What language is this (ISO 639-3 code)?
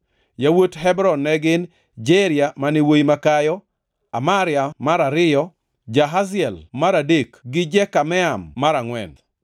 luo